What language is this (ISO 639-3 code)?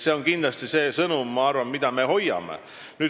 est